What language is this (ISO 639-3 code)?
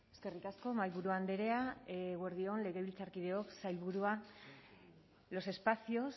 eus